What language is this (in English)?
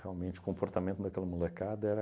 Portuguese